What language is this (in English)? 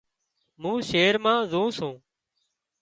Wadiyara Koli